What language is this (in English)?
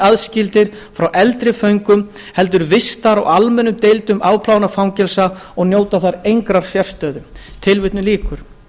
Icelandic